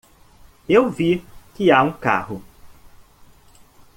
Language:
Portuguese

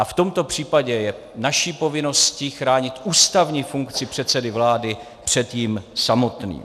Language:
Czech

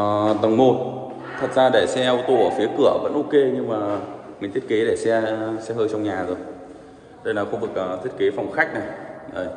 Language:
Vietnamese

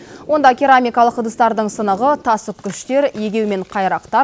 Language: Kazakh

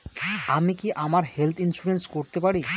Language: Bangla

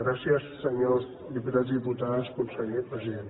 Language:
Catalan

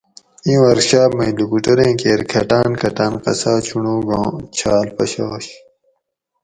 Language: Gawri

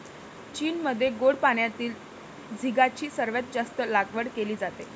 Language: Marathi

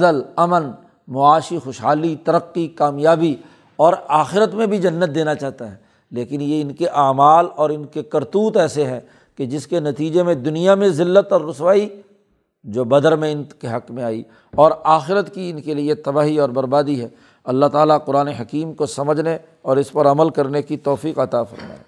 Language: Urdu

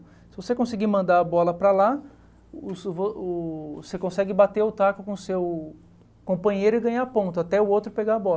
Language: Portuguese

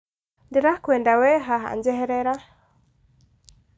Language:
Kikuyu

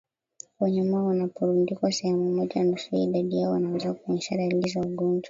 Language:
Swahili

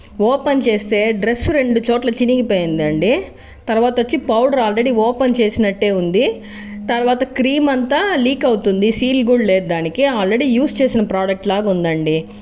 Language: Telugu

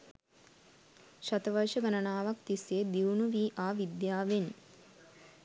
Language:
Sinhala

